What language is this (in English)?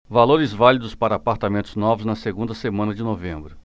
Portuguese